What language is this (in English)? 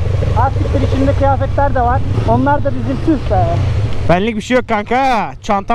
Turkish